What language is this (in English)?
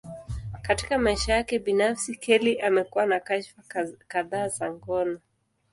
Swahili